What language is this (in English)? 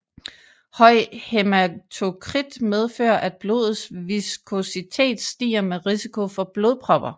Danish